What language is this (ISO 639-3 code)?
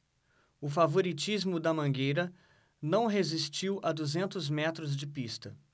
por